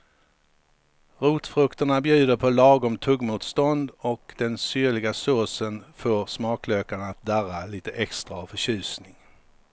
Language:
Swedish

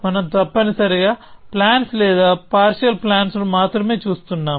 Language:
Telugu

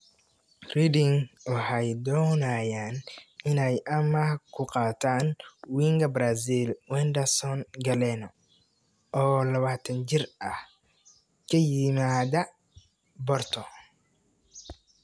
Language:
Somali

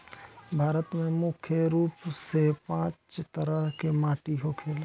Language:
Bhojpuri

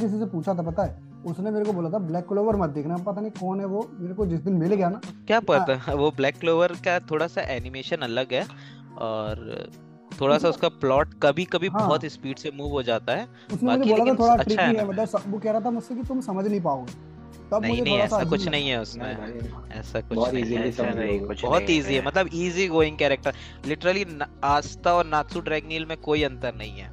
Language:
Hindi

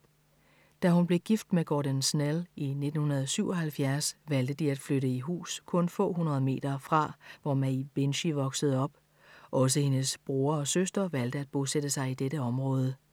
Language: Danish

